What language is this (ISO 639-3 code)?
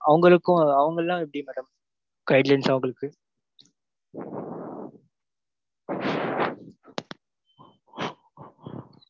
tam